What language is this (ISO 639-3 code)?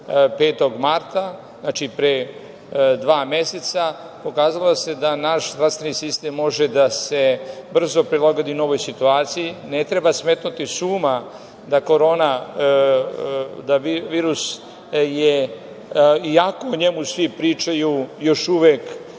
srp